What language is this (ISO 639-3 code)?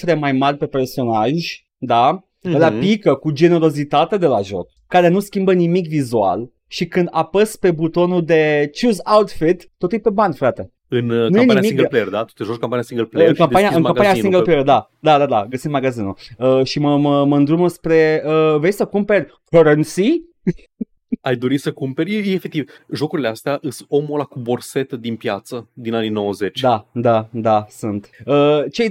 ron